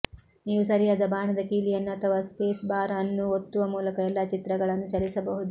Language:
Kannada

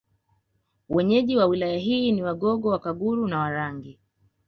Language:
Swahili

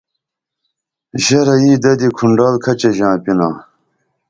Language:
Dameli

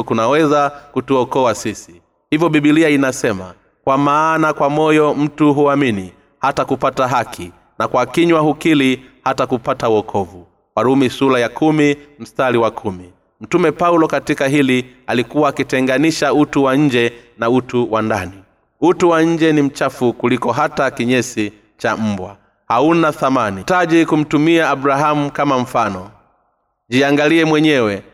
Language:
Swahili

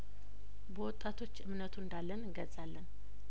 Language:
Amharic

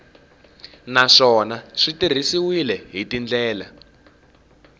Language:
Tsonga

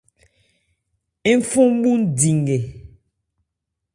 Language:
Ebrié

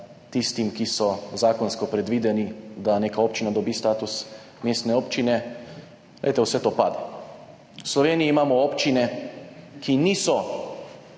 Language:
Slovenian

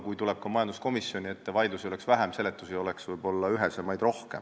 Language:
Estonian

